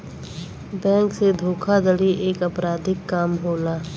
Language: Bhojpuri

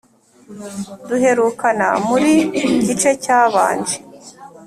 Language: Kinyarwanda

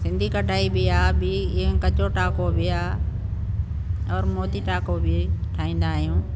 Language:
Sindhi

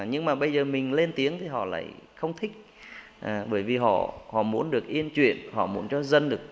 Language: Vietnamese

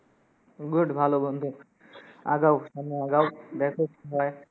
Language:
Bangla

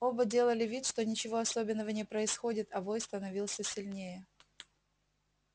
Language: Russian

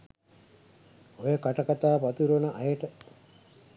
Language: Sinhala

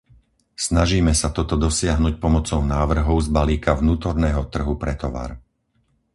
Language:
Slovak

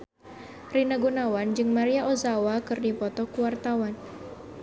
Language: Sundanese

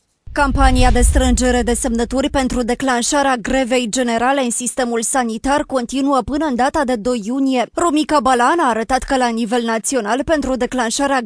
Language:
Romanian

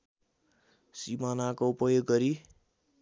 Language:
Nepali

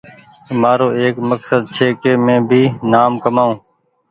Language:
Goaria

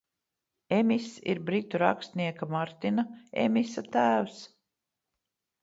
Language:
Latvian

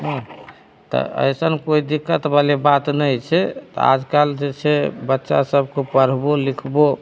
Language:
Maithili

